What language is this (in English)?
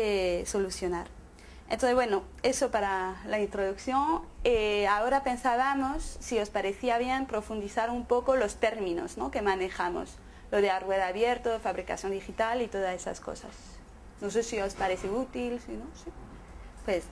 Spanish